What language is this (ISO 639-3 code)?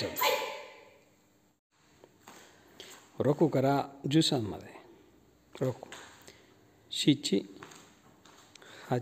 jpn